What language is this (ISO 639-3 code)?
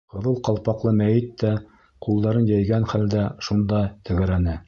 bak